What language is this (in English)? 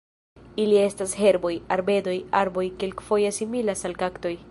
Esperanto